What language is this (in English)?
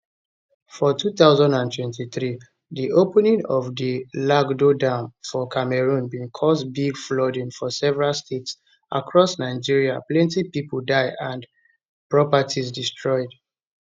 Nigerian Pidgin